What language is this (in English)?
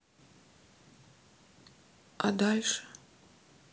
Russian